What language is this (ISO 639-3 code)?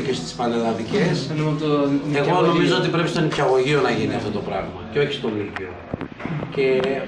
ell